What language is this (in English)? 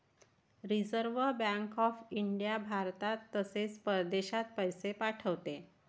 Marathi